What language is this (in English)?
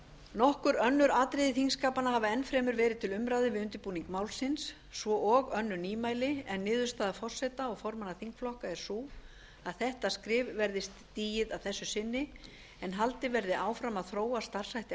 Icelandic